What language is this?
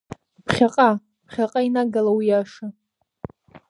Abkhazian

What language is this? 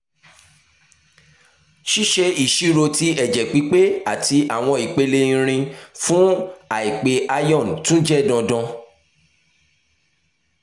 Yoruba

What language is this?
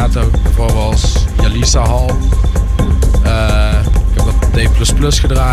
Dutch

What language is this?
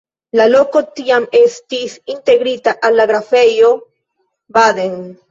Esperanto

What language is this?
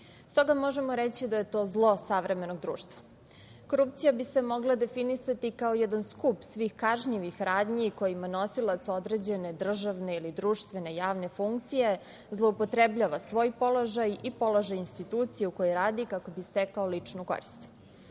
Serbian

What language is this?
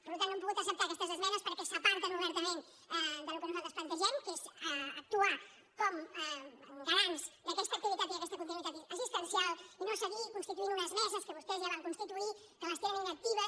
Catalan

